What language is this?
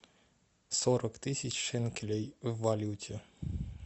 Russian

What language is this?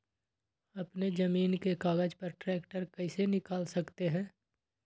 Magahi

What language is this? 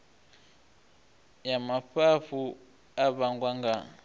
Venda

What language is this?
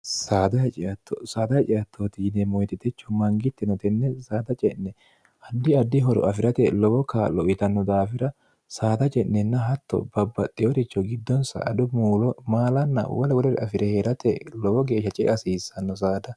Sidamo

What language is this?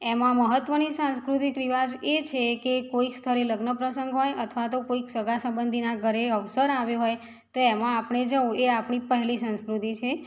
Gujarati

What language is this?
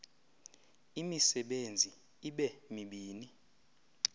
Xhosa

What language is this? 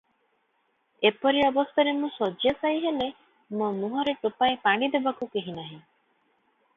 Odia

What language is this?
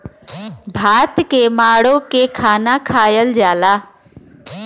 Bhojpuri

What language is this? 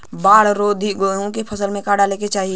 Bhojpuri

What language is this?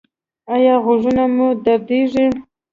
Pashto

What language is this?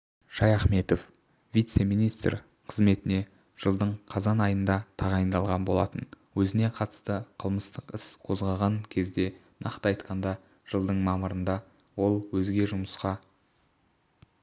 Kazakh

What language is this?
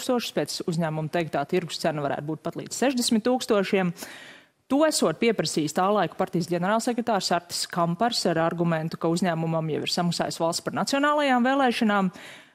Latvian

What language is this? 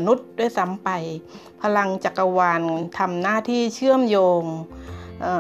Thai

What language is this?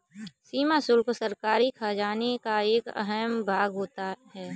Hindi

